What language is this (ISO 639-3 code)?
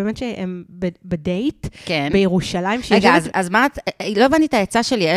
heb